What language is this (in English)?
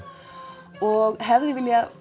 Icelandic